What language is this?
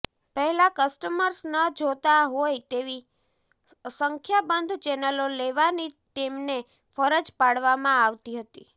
Gujarati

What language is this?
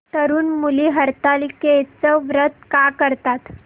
Marathi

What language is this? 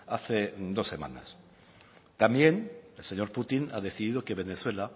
Spanish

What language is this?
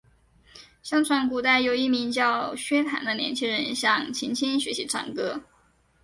Chinese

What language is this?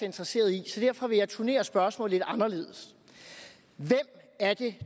Danish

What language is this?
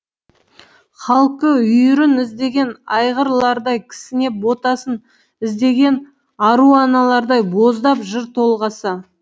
Kazakh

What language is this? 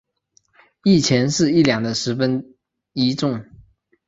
Chinese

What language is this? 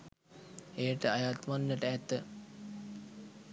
Sinhala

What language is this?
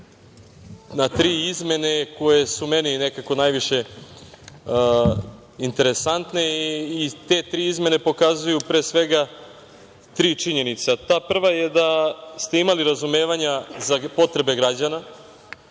Serbian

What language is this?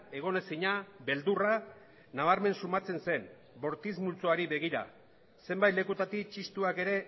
Basque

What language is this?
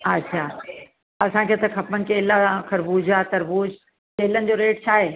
Sindhi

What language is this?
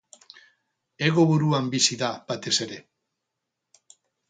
Basque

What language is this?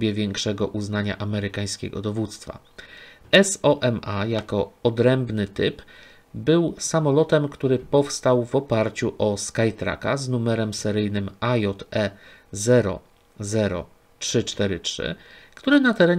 Polish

